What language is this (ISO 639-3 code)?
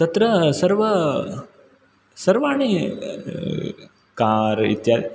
san